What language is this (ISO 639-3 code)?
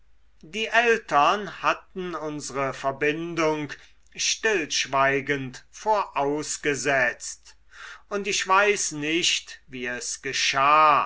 deu